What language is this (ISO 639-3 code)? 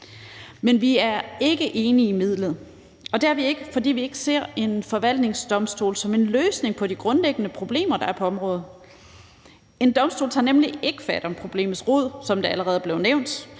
dan